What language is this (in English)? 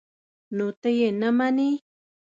Pashto